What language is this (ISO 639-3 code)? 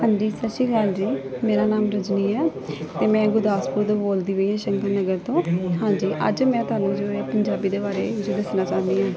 pan